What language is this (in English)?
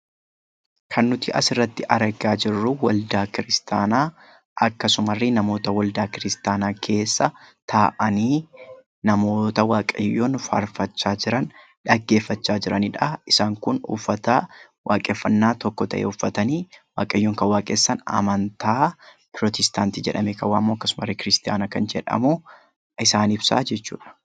Oromo